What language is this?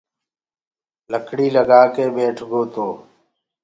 Gurgula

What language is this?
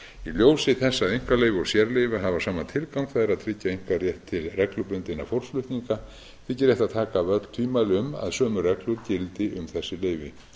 Icelandic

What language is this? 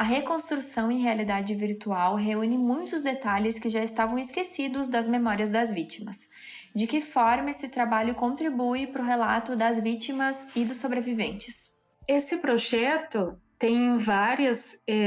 Portuguese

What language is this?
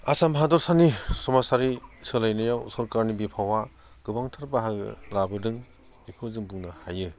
Bodo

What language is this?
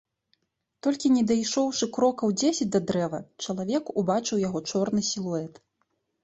Belarusian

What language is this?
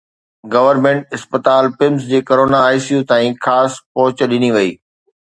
Sindhi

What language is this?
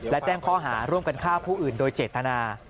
Thai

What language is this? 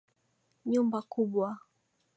Swahili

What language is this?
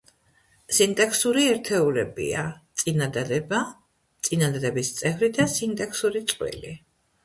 Georgian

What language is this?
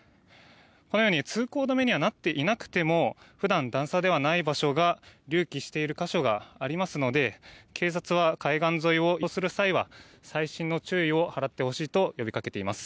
Japanese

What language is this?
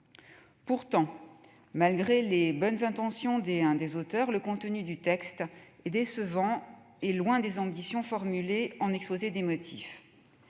French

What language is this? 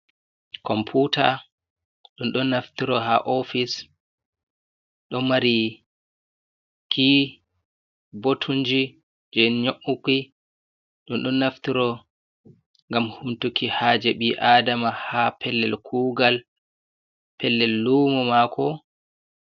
Fula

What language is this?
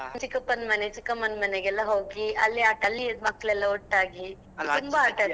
Kannada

